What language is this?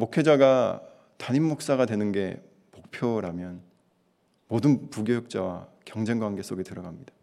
Korean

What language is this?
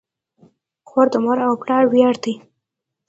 Pashto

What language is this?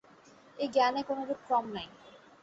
Bangla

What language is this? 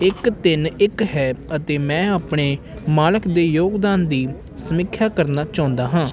Punjabi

